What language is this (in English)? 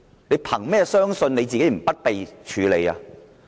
Cantonese